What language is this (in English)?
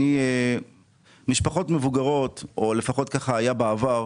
Hebrew